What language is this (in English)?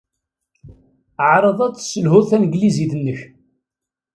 Kabyle